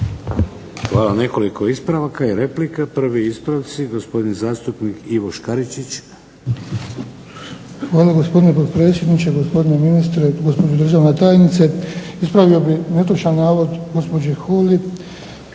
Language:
Croatian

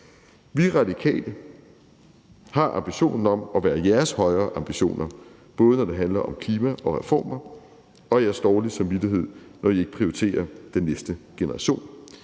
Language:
Danish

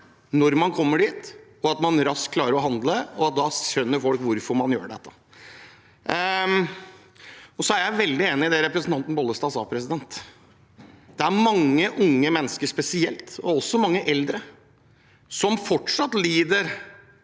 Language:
Norwegian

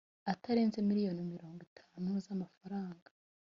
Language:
Kinyarwanda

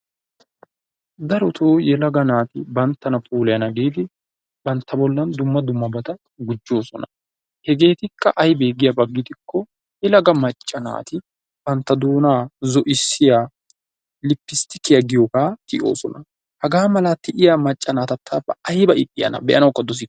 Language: Wolaytta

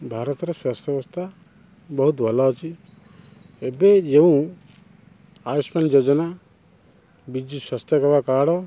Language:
Odia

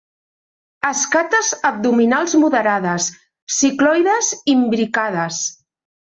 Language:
Catalan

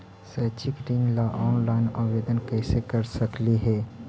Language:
Magahi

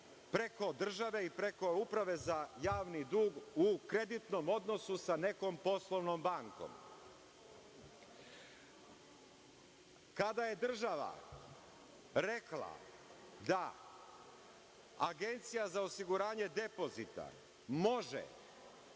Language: Serbian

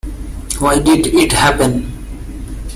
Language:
English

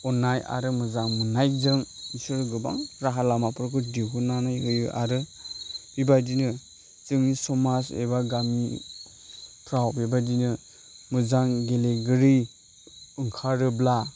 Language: Bodo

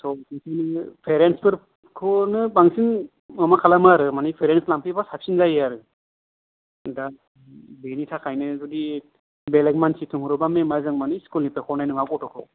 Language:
Bodo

